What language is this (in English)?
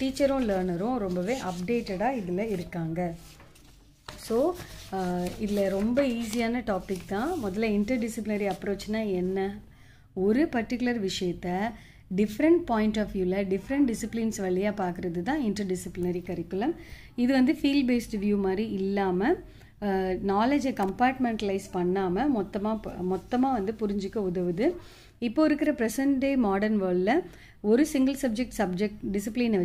English